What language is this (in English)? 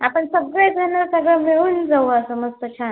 Marathi